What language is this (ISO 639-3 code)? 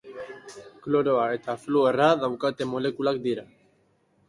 eus